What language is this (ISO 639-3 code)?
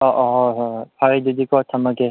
mni